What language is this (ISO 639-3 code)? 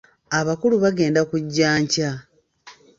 lug